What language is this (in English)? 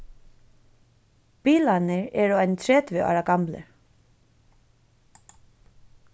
Faroese